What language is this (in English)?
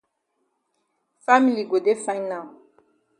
Cameroon Pidgin